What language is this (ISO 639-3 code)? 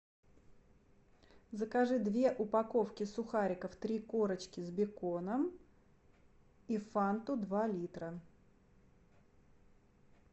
rus